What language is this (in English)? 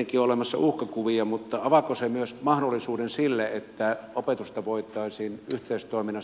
Finnish